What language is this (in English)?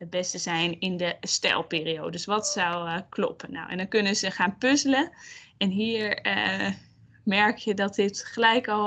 Dutch